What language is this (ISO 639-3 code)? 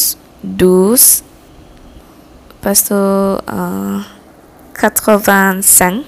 msa